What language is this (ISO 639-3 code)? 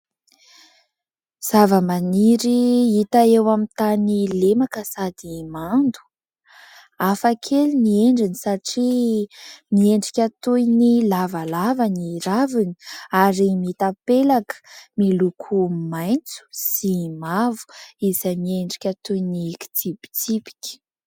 mlg